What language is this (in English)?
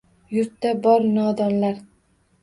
Uzbek